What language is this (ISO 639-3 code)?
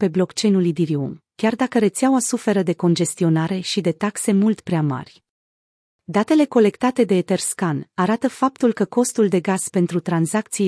ron